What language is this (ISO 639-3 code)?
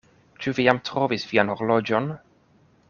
epo